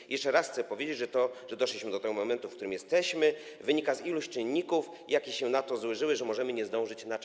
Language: Polish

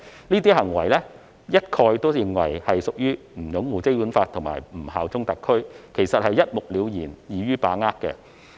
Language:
Cantonese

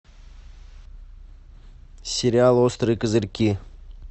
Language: Russian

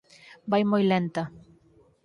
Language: Galician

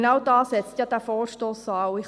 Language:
Swiss German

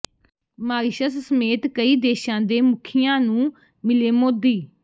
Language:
Punjabi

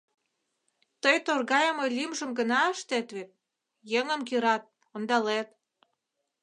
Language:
Mari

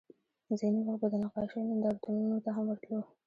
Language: Pashto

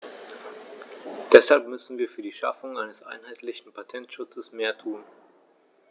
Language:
German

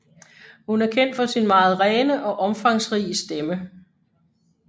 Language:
Danish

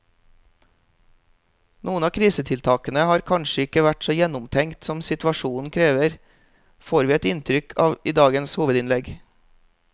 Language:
Norwegian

